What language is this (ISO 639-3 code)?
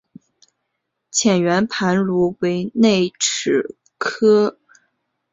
zho